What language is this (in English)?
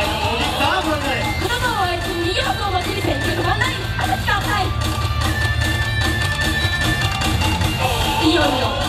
Japanese